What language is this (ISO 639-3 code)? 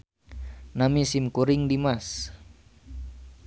sun